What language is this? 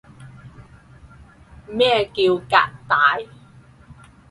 Cantonese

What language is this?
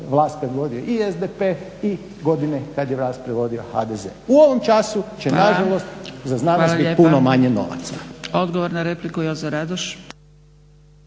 Croatian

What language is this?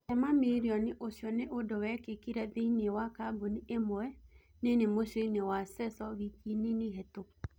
Kikuyu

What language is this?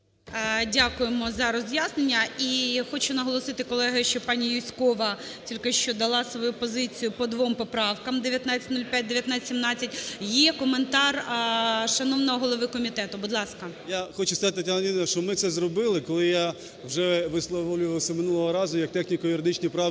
Ukrainian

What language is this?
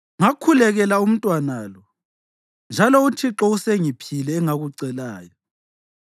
North Ndebele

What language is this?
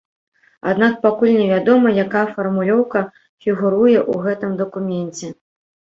Belarusian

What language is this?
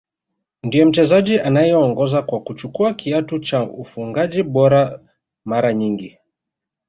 Swahili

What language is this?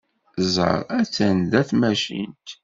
Kabyle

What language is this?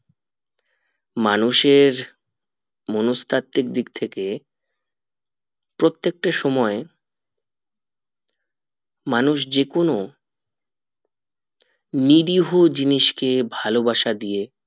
Bangla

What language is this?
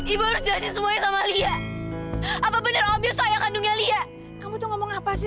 Indonesian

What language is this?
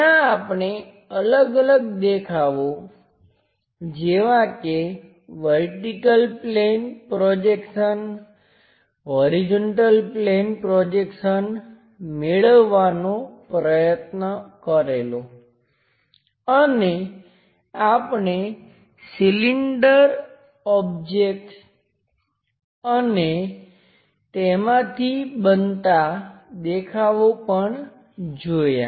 Gujarati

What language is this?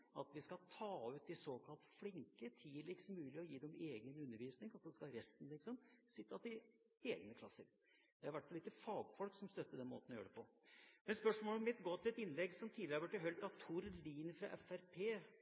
Norwegian Bokmål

